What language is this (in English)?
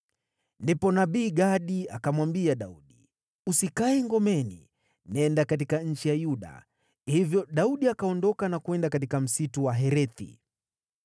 Swahili